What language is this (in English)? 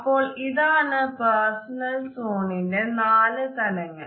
Malayalam